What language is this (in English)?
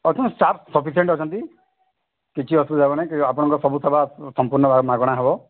Odia